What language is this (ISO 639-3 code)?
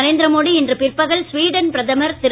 tam